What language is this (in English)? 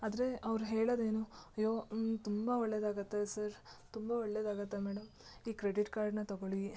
Kannada